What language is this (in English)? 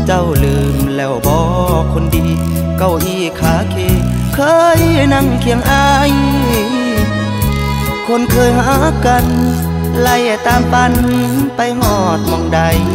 Thai